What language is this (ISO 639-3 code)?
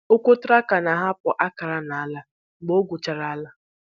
ibo